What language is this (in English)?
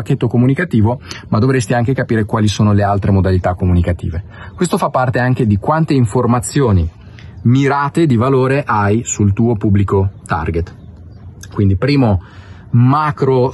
Italian